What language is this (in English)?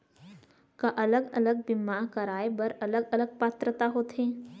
Chhattisgarhi